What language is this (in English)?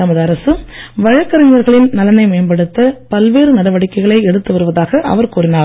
Tamil